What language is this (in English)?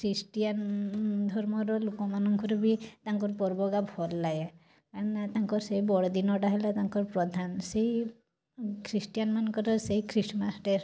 Odia